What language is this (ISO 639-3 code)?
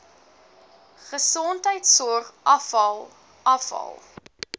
afr